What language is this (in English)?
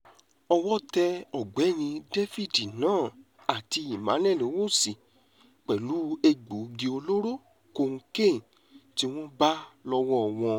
Yoruba